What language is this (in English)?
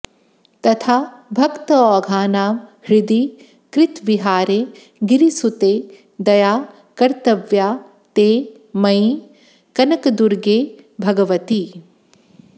Sanskrit